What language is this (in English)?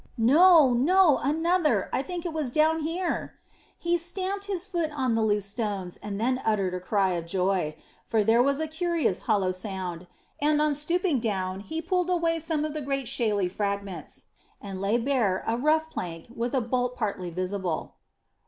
English